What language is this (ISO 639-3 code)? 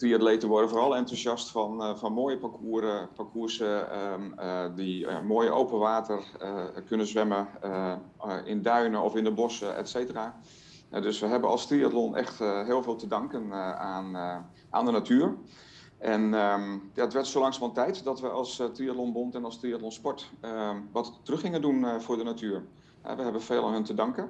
nld